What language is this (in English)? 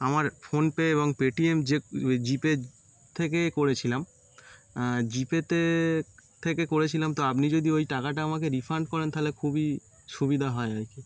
Bangla